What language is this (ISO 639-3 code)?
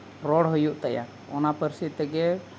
sat